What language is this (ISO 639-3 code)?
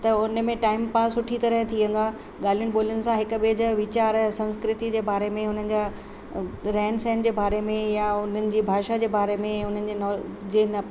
snd